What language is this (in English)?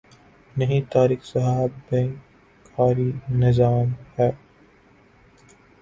Urdu